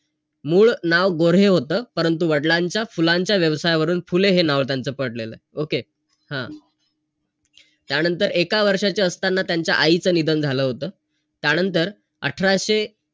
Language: Marathi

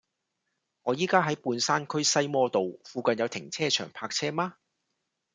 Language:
Cantonese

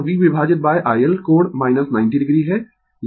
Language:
Hindi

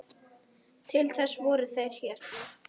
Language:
Icelandic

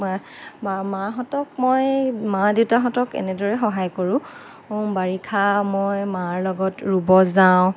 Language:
Assamese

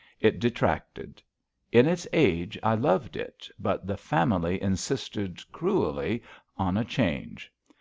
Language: English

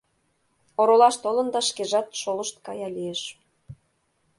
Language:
Mari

